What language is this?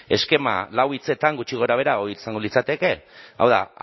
Basque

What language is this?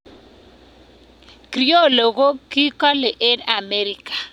Kalenjin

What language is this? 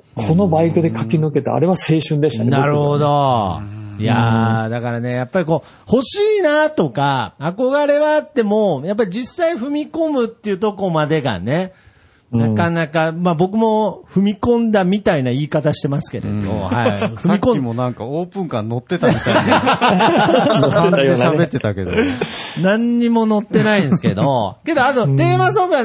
Japanese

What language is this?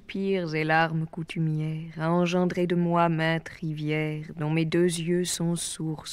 French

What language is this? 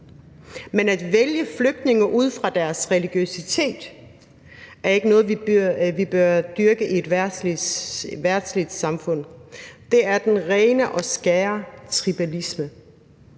Danish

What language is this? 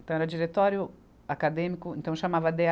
Portuguese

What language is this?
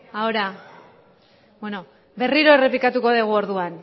Basque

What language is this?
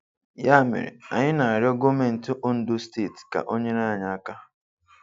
Igbo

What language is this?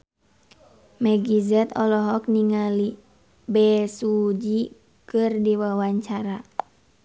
Sundanese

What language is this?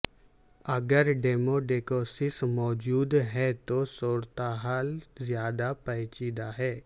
Urdu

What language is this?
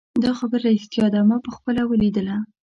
Pashto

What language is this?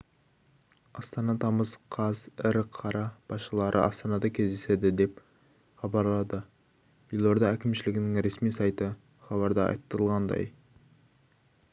Kazakh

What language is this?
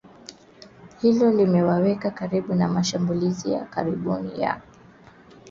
Swahili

